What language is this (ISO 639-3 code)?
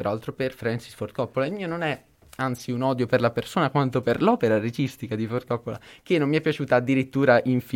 ita